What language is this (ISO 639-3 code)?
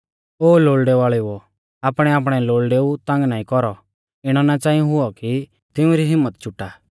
bfz